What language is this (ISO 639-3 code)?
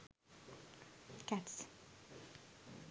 sin